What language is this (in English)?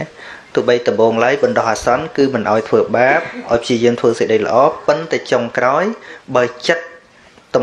Vietnamese